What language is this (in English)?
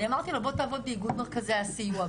Hebrew